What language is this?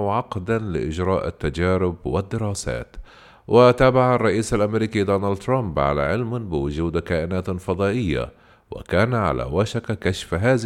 Arabic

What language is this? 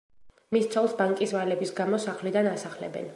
Georgian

